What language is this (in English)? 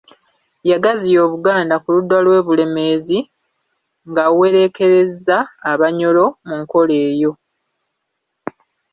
Ganda